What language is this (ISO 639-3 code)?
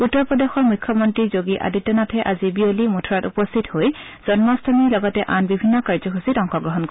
asm